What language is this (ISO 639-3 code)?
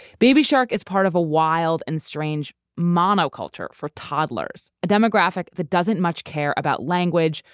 eng